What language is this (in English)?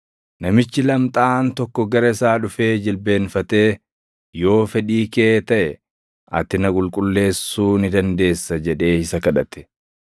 Oromo